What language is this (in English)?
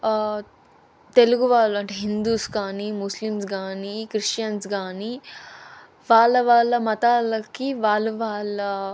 Telugu